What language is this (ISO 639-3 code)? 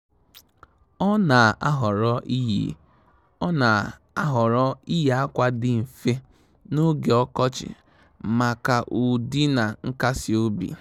ibo